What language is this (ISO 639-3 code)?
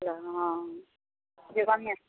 mai